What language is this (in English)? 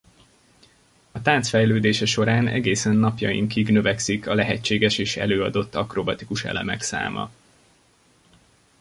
Hungarian